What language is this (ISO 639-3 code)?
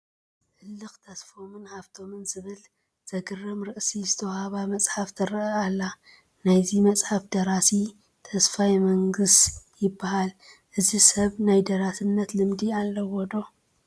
tir